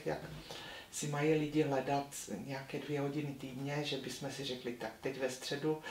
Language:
Czech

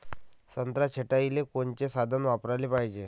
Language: Marathi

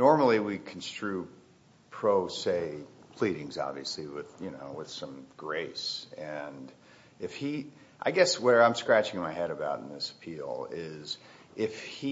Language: English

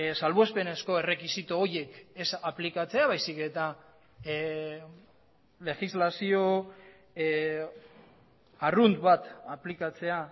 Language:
Basque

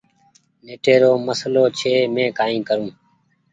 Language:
Goaria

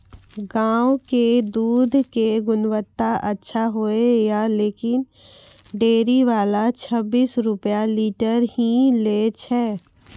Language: Maithili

